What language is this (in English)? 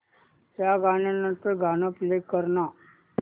Marathi